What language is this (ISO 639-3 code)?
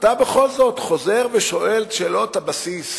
heb